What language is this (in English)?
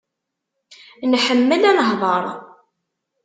Kabyle